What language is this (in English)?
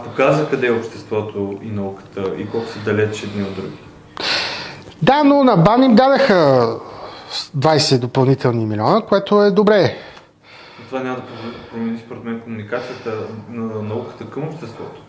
Bulgarian